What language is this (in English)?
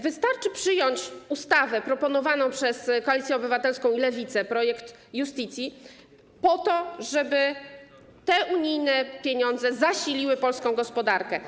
Polish